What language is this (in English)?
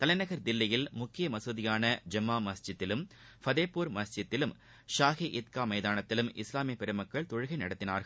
Tamil